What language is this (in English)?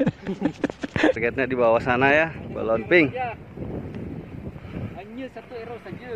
Indonesian